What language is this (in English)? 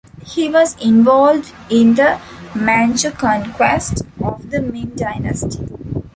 English